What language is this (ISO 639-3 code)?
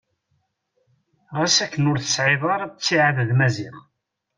kab